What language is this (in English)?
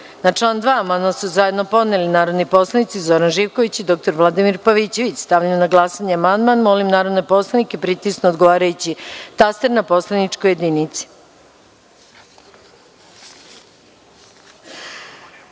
Serbian